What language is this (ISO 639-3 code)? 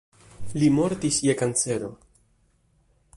epo